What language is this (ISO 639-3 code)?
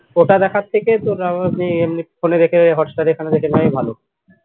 ben